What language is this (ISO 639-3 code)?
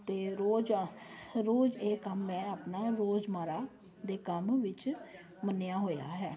pan